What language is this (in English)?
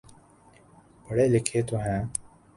Urdu